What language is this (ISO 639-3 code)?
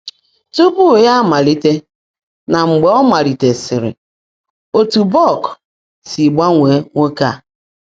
ibo